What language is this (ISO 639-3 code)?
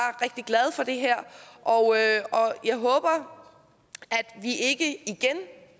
dan